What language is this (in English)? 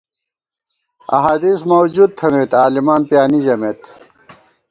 Gawar-Bati